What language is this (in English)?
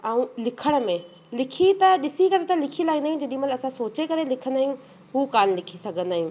Sindhi